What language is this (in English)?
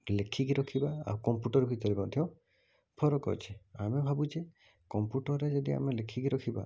Odia